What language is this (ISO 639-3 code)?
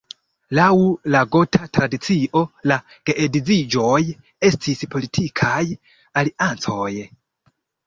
epo